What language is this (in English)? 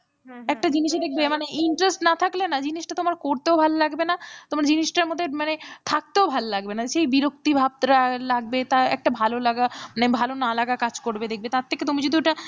Bangla